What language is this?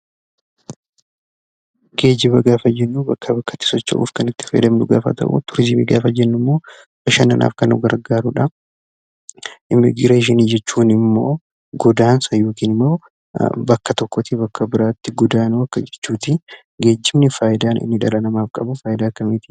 Oromo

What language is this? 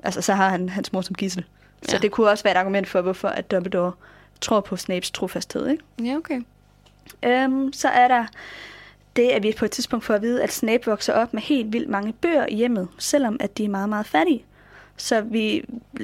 Danish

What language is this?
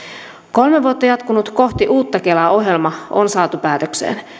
Finnish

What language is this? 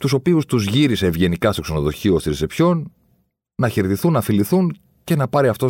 Greek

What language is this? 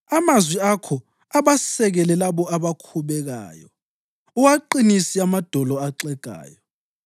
North Ndebele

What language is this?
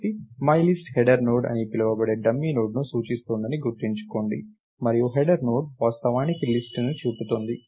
Telugu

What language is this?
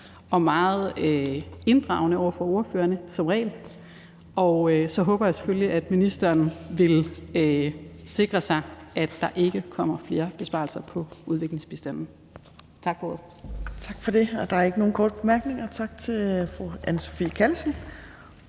Danish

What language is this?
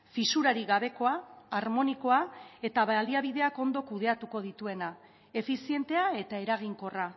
Basque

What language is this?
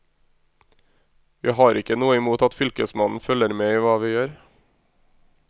Norwegian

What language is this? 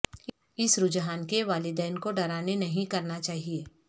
Urdu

